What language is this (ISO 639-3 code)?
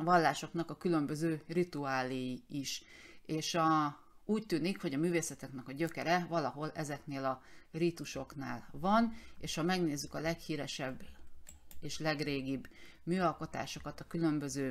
hun